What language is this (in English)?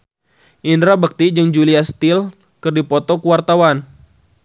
Sundanese